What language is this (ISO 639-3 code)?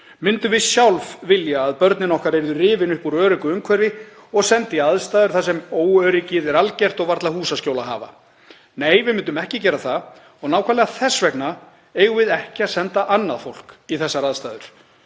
isl